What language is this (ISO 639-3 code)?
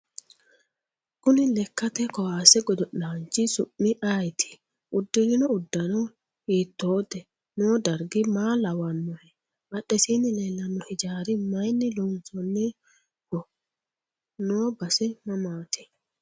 sid